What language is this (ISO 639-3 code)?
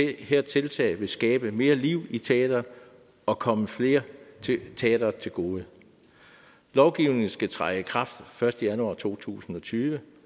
dan